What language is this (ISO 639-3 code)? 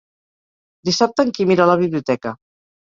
cat